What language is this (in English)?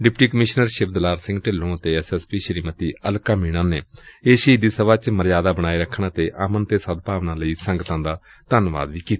Punjabi